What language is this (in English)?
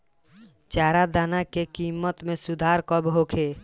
Bhojpuri